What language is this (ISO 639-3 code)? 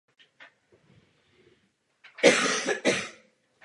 ces